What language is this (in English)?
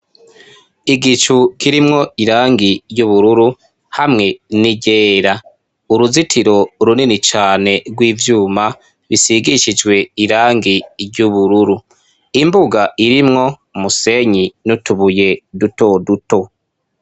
Rundi